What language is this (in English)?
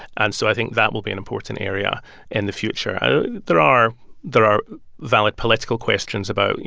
English